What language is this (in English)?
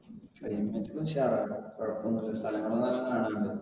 Malayalam